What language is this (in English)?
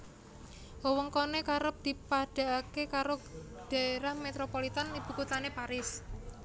Javanese